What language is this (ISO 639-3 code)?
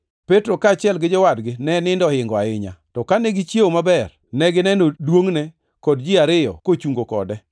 luo